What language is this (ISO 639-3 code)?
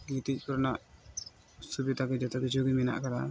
sat